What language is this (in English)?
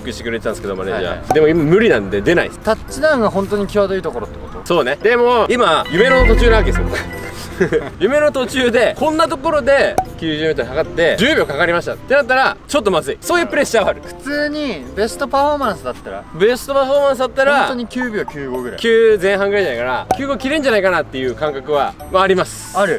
Japanese